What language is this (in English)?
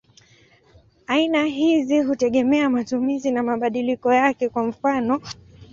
Swahili